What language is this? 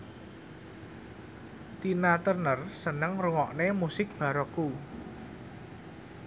Javanese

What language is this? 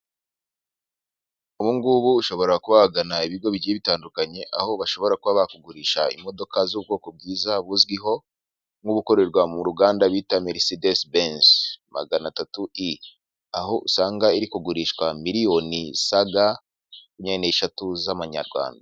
Kinyarwanda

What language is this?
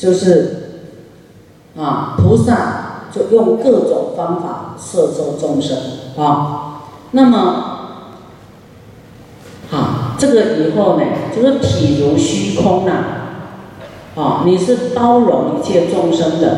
Chinese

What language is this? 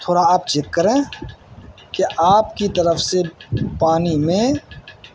Urdu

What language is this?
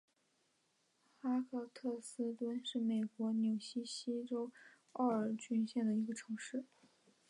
Chinese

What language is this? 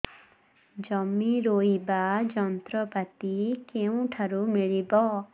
Odia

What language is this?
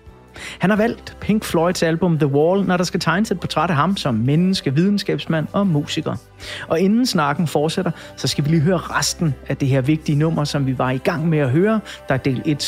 Danish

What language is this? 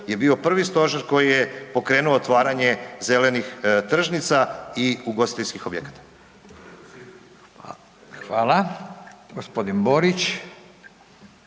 Croatian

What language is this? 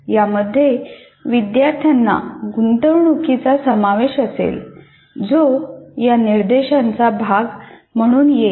Marathi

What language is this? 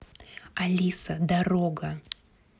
Russian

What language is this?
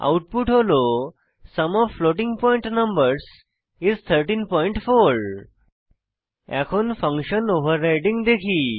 Bangla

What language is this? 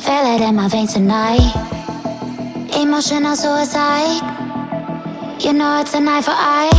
Vietnamese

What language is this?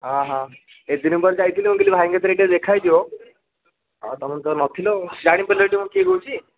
Odia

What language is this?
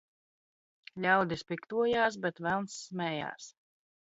Latvian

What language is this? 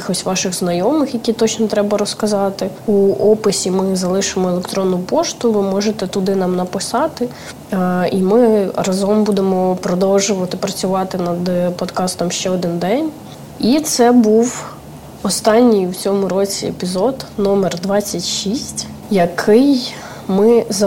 Ukrainian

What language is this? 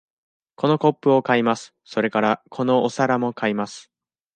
Japanese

